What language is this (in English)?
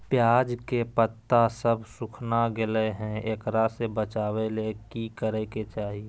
Magahi